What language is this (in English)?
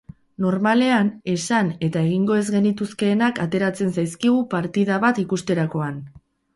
Basque